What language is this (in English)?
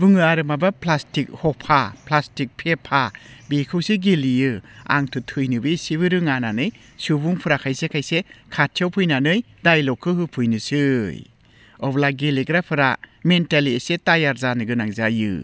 Bodo